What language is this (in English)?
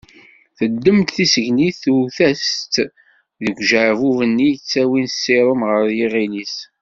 Kabyle